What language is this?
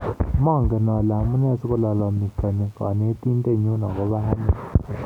Kalenjin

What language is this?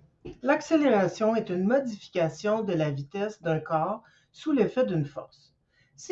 French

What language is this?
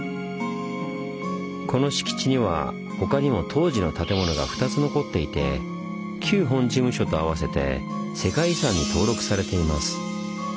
Japanese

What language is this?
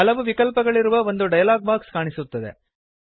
Kannada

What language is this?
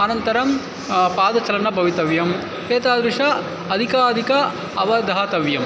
Sanskrit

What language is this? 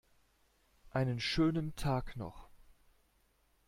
German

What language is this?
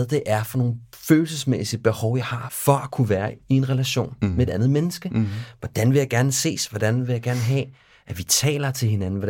Danish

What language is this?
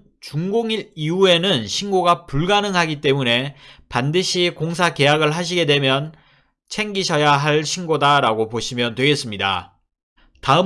Korean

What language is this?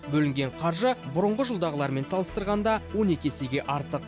Kazakh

